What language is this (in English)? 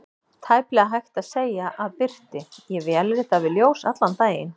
Icelandic